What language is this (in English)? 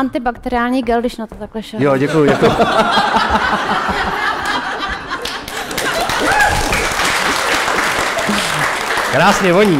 Czech